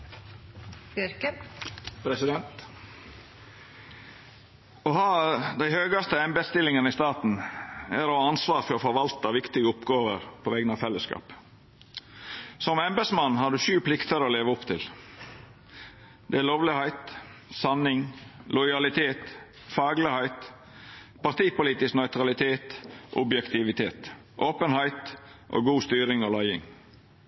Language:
Norwegian Nynorsk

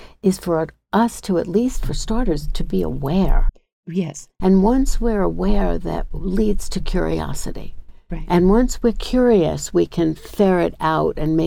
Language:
English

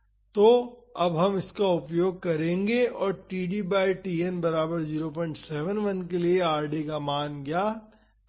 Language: Hindi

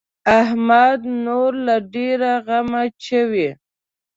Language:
Pashto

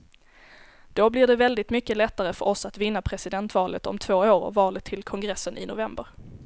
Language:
Swedish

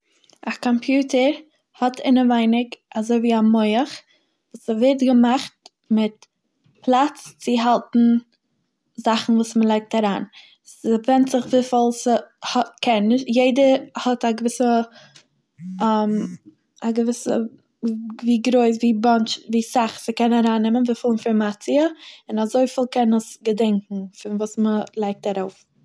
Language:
Yiddish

